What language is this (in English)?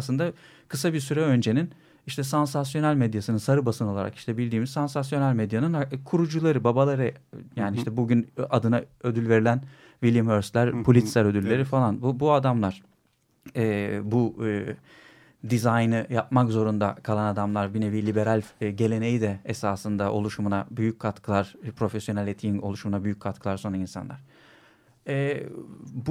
Turkish